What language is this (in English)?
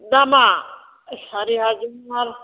Bodo